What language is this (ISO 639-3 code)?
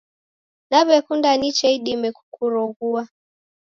dav